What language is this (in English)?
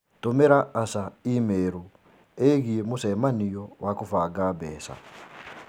Kikuyu